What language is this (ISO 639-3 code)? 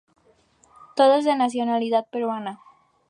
spa